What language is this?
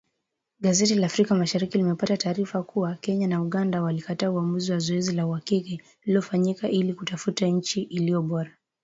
Swahili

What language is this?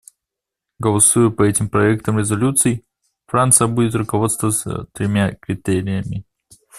Russian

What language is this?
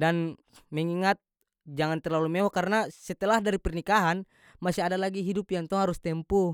North Moluccan Malay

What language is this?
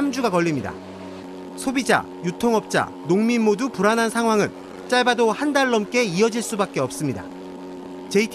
Korean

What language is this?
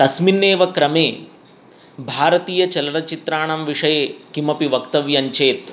Sanskrit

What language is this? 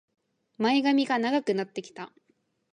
Japanese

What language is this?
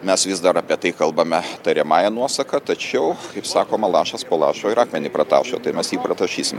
Lithuanian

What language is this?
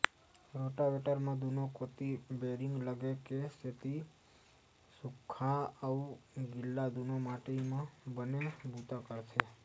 Chhattisgarhi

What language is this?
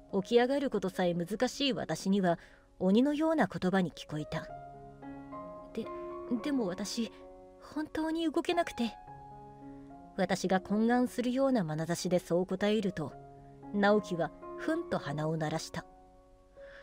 Japanese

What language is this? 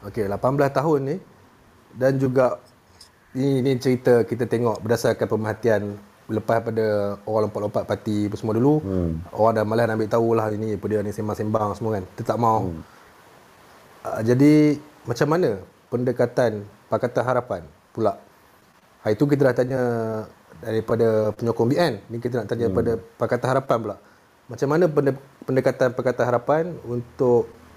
Malay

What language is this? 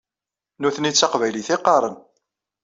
Kabyle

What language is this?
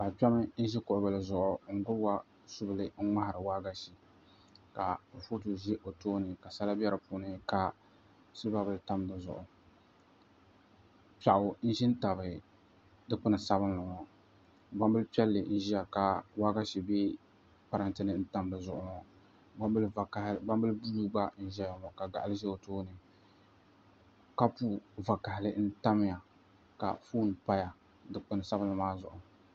Dagbani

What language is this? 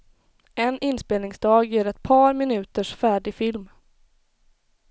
Swedish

